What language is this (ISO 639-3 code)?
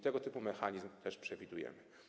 pol